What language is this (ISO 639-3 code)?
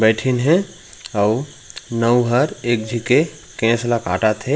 hne